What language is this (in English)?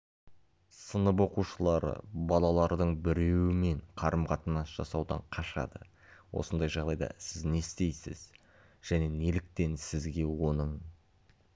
Kazakh